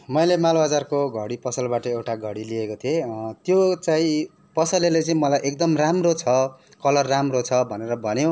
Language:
Nepali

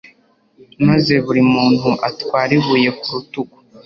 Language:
Kinyarwanda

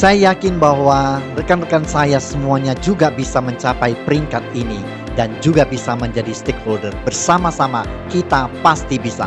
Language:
Indonesian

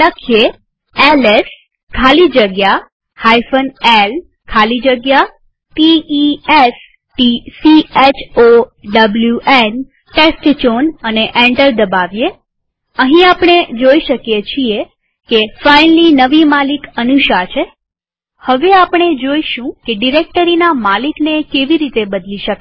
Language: Gujarati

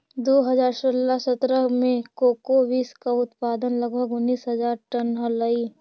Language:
Magahi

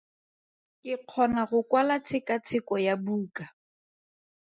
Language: Tswana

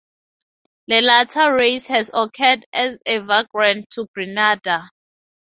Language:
English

